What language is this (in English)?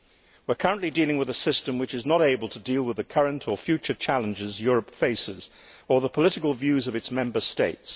English